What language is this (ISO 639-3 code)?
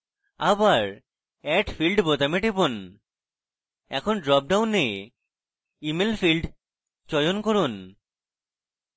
ben